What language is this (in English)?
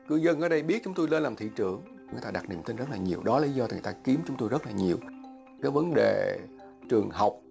Vietnamese